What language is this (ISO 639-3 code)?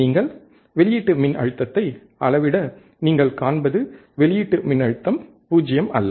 tam